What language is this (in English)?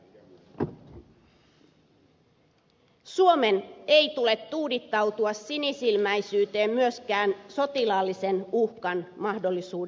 Finnish